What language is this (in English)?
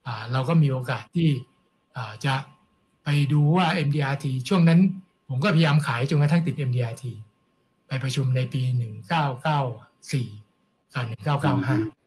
Thai